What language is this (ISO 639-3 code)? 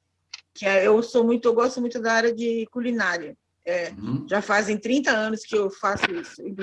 por